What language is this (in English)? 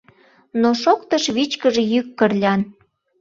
Mari